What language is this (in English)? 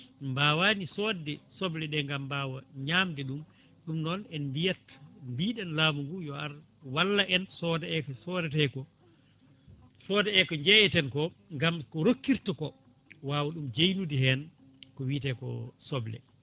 Fula